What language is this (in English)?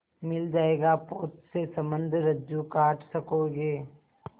Hindi